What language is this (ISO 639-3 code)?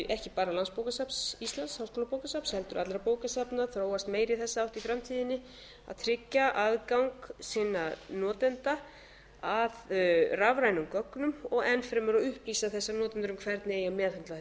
isl